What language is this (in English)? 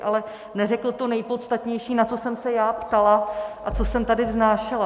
Czech